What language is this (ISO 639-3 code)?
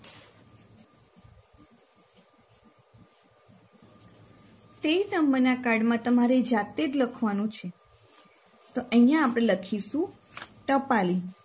guj